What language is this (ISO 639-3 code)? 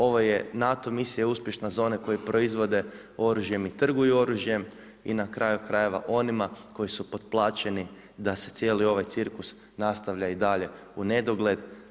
hrv